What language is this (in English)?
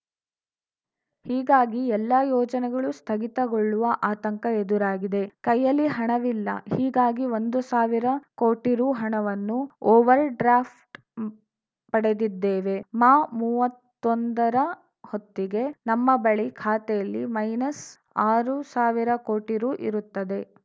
Kannada